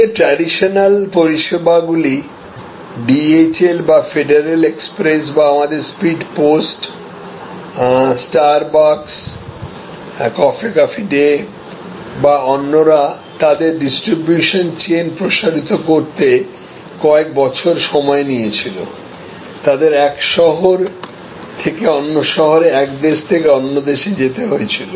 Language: Bangla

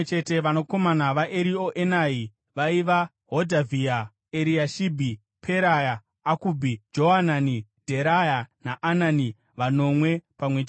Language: Shona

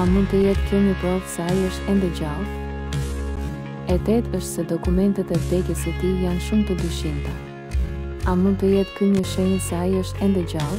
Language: Romanian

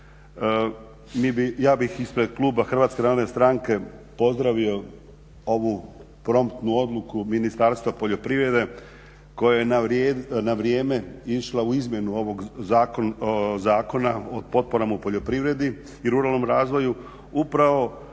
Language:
Croatian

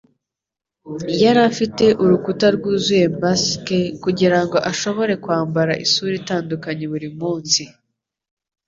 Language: Kinyarwanda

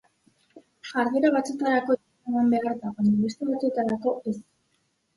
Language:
Basque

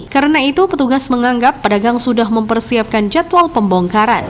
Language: Indonesian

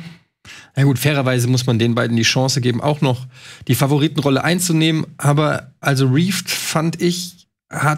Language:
German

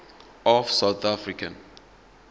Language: Zulu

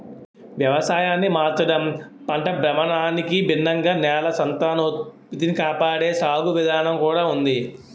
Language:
Telugu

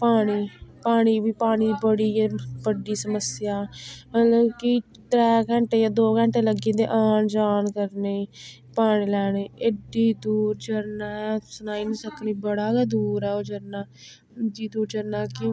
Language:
Dogri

